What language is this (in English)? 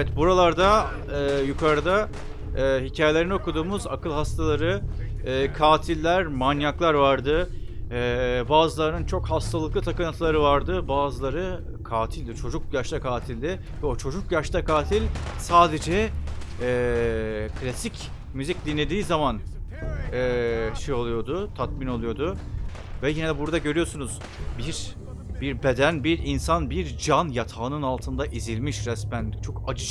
Turkish